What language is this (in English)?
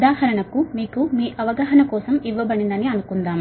Telugu